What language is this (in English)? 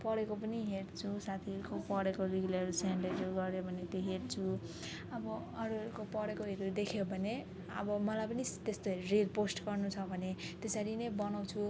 Nepali